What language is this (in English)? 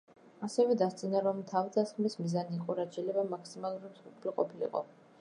Georgian